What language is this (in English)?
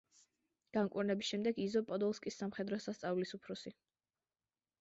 Georgian